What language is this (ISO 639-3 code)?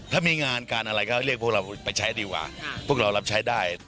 tha